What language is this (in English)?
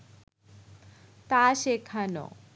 Bangla